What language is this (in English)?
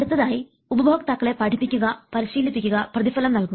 Malayalam